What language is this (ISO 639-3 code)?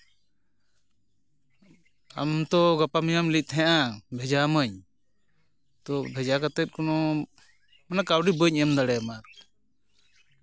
sat